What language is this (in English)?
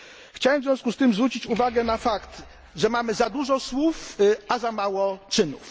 Polish